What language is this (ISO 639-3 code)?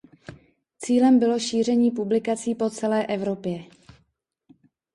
ces